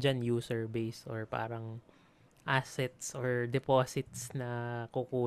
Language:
Filipino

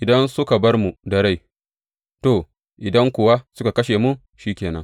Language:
Hausa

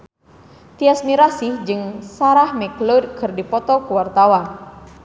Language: Sundanese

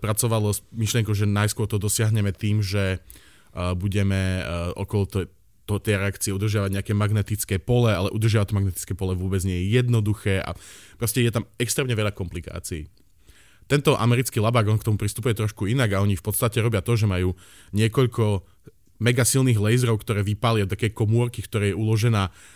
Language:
Slovak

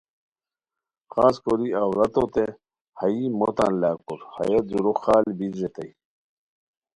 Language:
Khowar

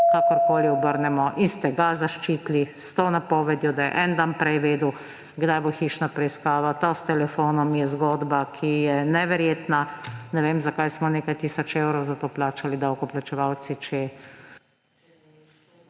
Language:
Slovenian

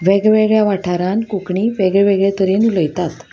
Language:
Konkani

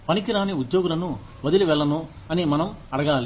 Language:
Telugu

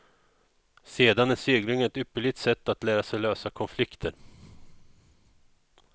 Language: Swedish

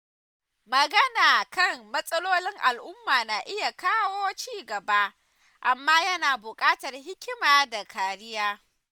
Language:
Hausa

